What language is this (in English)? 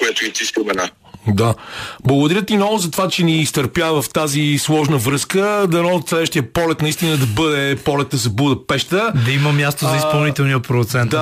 Bulgarian